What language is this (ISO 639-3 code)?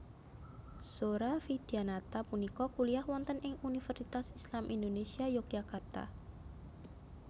jav